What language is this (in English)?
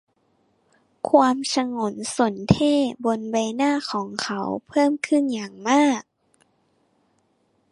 Thai